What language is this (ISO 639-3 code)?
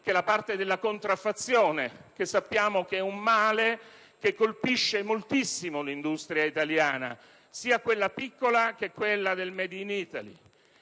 ita